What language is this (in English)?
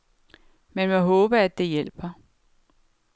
Danish